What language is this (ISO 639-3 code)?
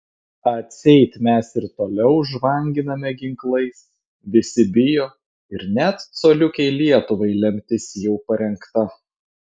lit